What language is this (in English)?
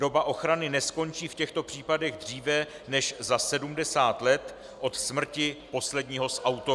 Czech